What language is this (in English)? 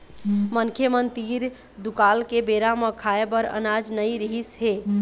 Chhattisgarhi